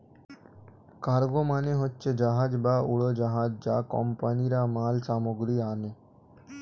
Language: Bangla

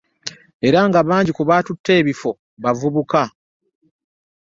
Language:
Ganda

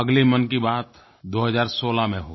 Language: Hindi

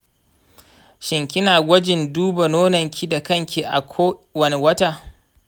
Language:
Hausa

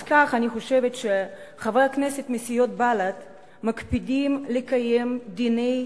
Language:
Hebrew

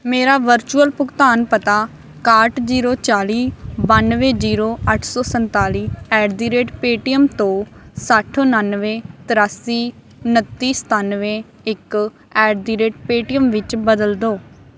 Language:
Punjabi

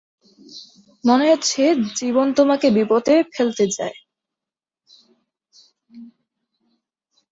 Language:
Bangla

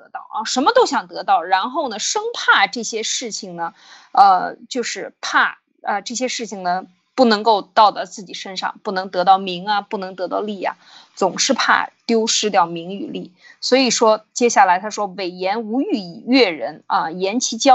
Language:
Chinese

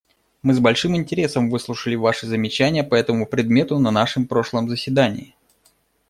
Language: Russian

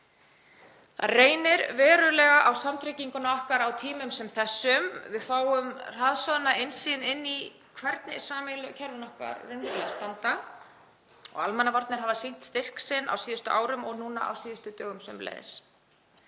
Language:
Icelandic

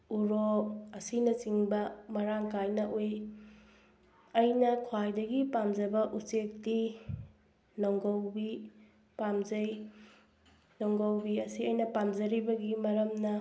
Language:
Manipuri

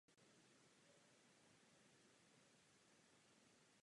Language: Czech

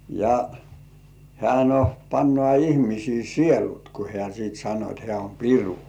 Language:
Finnish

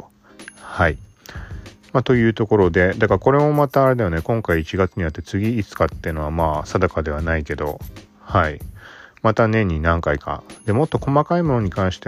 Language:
Japanese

